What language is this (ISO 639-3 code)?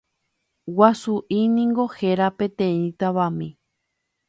grn